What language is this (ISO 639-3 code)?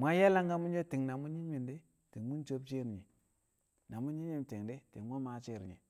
kcq